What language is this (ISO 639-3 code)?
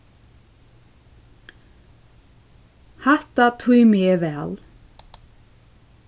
fao